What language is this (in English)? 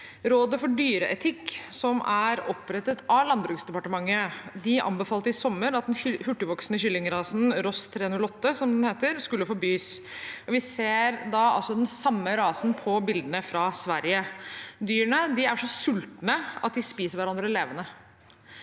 Norwegian